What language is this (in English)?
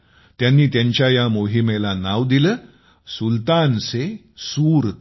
Marathi